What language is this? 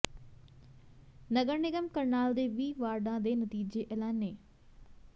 Punjabi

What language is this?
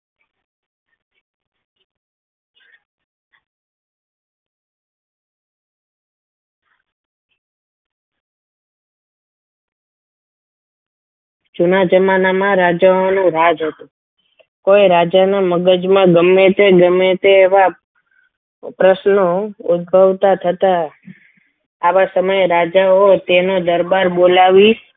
Gujarati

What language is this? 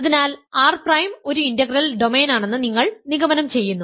Malayalam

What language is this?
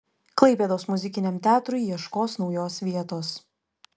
Lithuanian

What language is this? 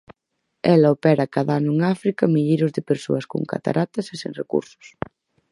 Galician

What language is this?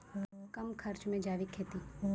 Maithili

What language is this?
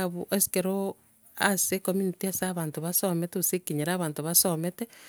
Gusii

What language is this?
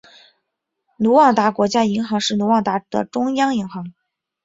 Chinese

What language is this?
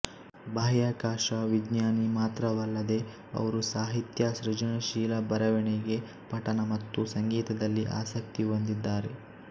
Kannada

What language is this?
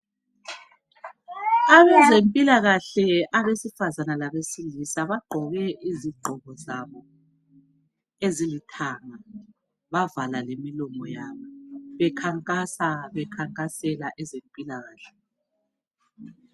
North Ndebele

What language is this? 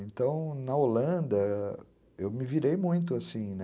Portuguese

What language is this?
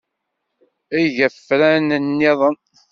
Kabyle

